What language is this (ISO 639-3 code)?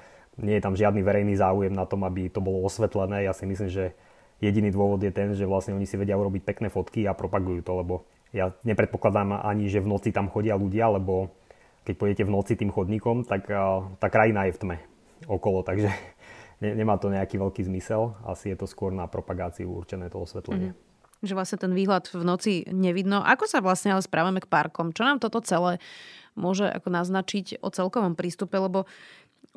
slk